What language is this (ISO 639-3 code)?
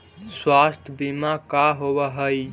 mag